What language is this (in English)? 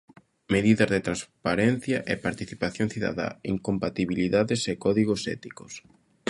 Galician